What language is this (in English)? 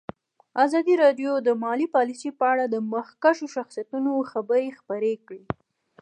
Pashto